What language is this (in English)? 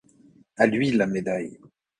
French